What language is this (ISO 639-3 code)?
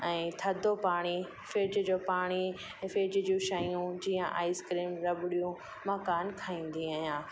snd